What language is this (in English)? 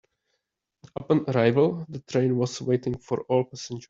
English